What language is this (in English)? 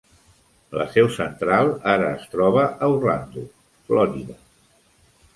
Catalan